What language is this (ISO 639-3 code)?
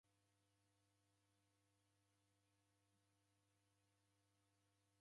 dav